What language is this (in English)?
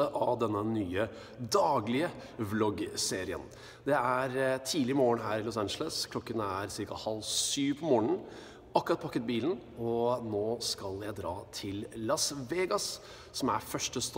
Norwegian